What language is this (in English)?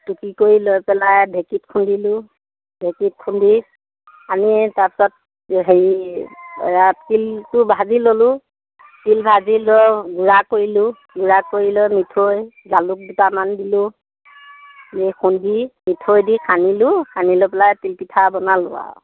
Assamese